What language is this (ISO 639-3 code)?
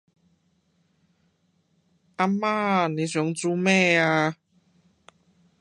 yue